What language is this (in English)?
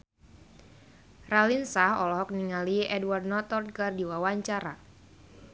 Sundanese